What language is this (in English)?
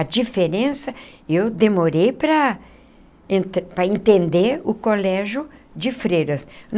Portuguese